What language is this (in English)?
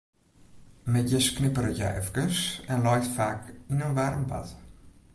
Western Frisian